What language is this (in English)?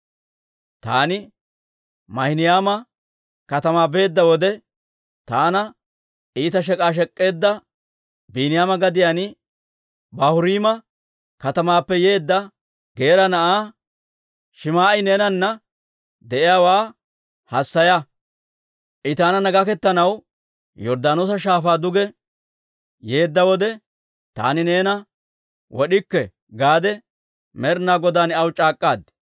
Dawro